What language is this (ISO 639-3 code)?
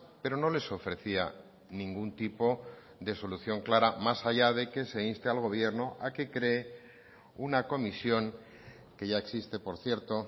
spa